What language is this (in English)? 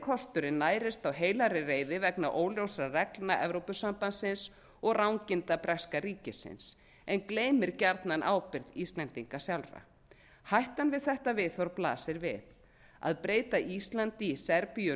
Icelandic